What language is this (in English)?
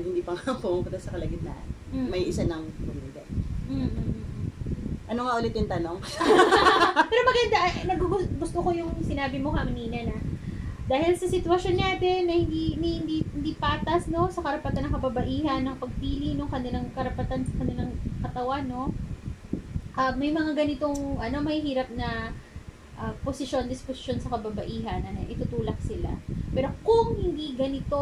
Filipino